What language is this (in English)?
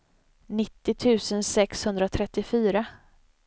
Swedish